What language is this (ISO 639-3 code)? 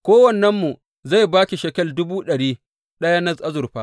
hau